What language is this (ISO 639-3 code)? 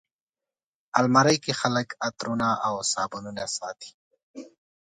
pus